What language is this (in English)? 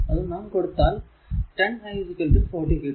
Malayalam